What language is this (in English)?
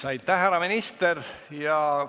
Estonian